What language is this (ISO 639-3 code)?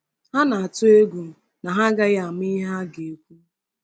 ibo